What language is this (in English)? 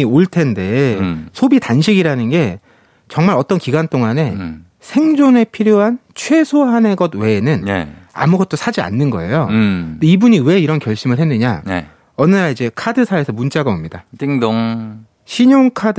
Korean